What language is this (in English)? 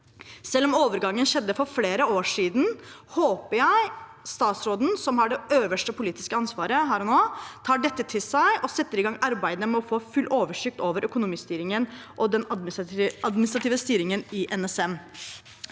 Norwegian